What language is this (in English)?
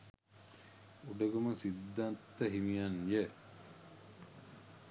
Sinhala